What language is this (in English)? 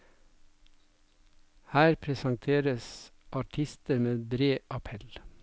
Norwegian